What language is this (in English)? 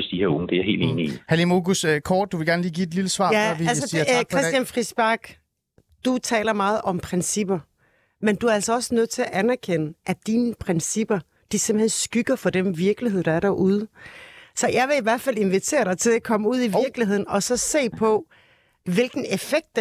Danish